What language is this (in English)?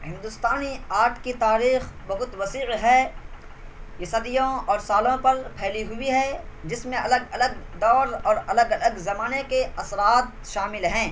Urdu